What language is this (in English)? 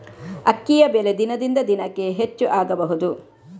Kannada